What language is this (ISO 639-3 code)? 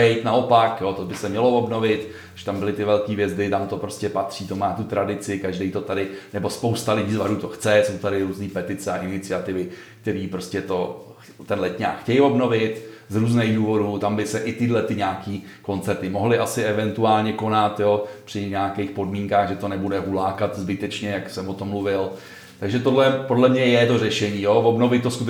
ces